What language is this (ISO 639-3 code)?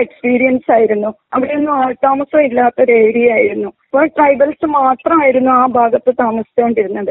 mal